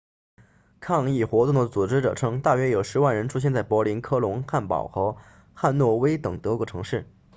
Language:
Chinese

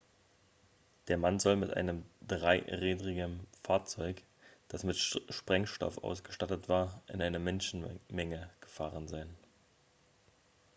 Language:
German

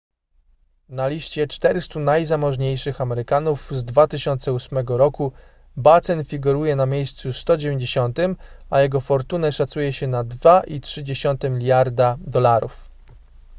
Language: Polish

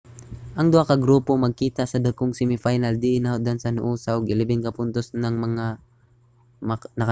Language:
Cebuano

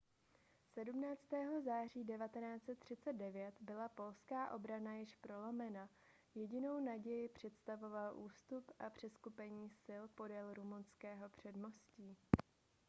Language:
Czech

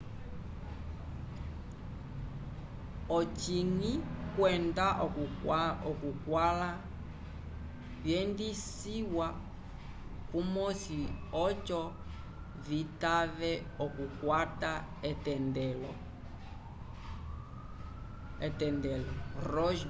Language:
Umbundu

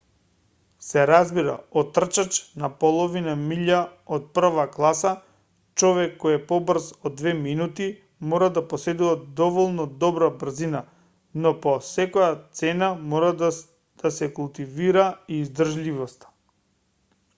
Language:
Macedonian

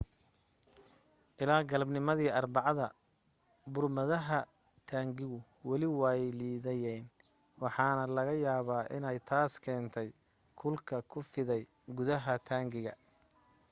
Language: Somali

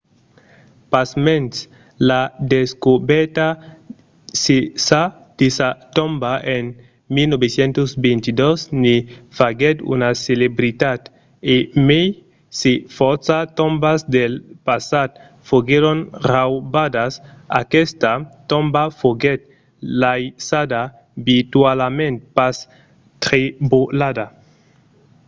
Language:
Occitan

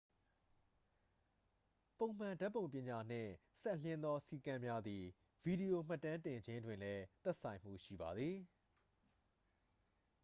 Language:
Burmese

